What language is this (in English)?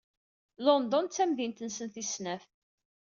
Kabyle